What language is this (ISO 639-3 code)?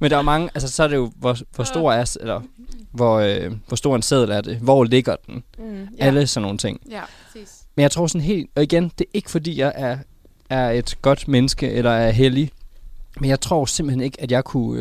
dan